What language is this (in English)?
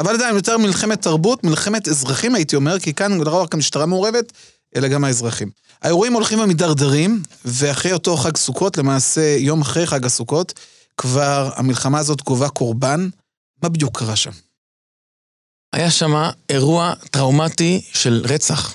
Hebrew